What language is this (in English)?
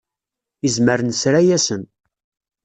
Kabyle